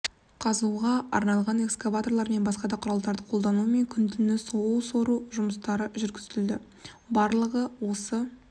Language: Kazakh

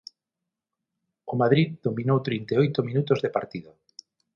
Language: Galician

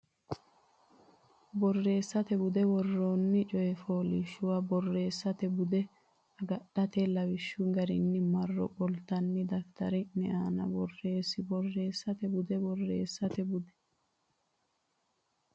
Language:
Sidamo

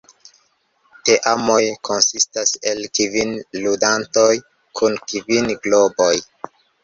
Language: Esperanto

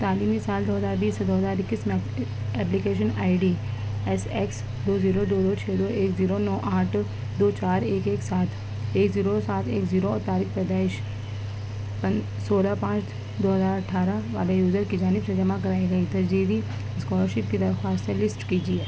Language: Urdu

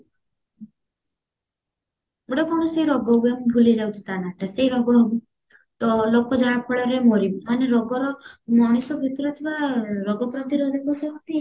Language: Odia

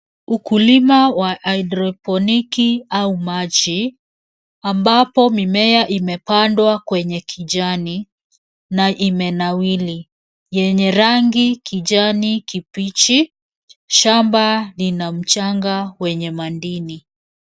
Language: Swahili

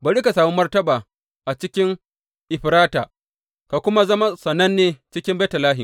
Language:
Hausa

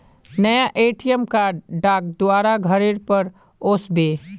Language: Magahi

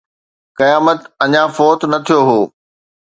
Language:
Sindhi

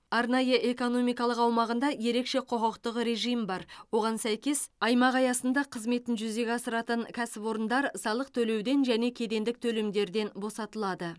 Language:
Kazakh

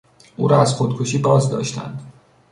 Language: Persian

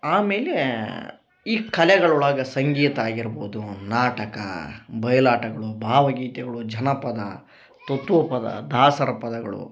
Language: Kannada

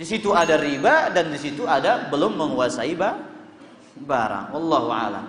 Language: Indonesian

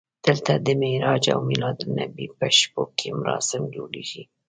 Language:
Pashto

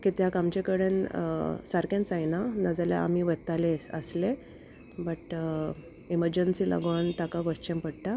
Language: Konkani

